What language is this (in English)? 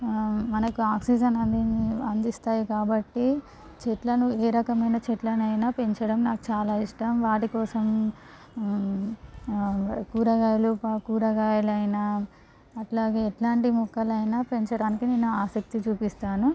Telugu